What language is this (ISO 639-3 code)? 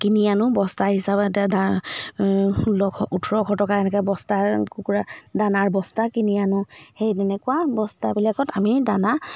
asm